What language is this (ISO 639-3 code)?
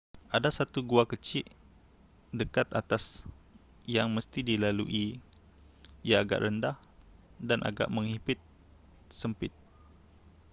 msa